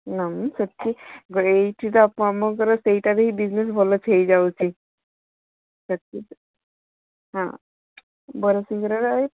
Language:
Odia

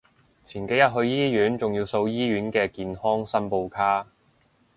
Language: Cantonese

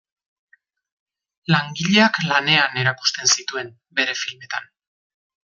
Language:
Basque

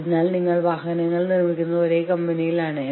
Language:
Malayalam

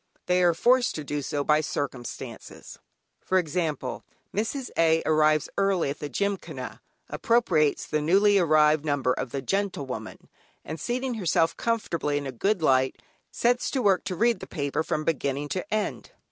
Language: English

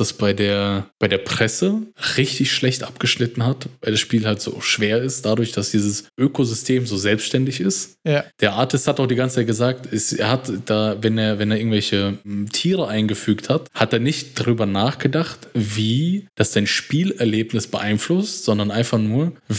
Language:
German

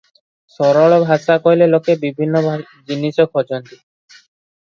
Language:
Odia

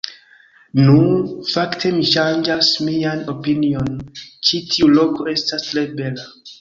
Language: Esperanto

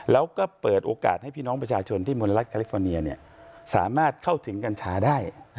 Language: Thai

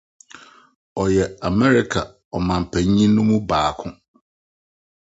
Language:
Akan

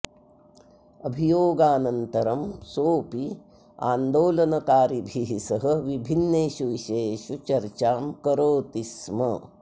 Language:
Sanskrit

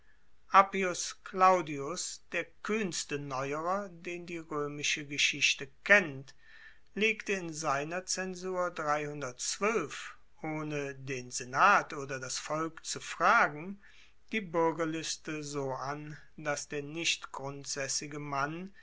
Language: German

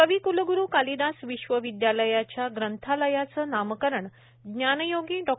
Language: Marathi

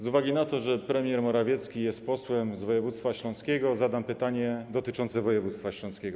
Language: Polish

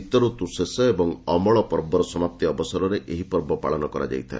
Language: Odia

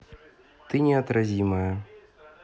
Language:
Russian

